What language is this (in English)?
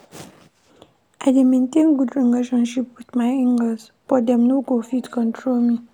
Nigerian Pidgin